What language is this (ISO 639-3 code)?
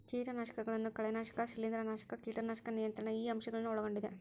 kan